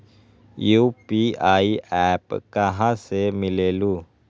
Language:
Magahi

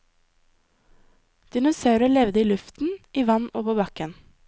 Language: Norwegian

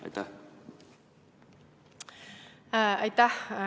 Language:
Estonian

